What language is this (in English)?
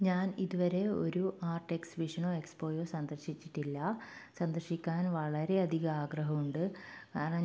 Malayalam